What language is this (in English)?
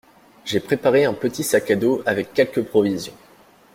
French